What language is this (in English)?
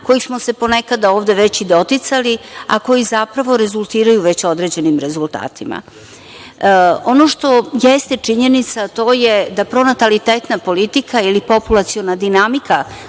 Serbian